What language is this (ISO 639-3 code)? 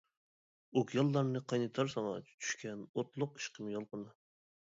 uig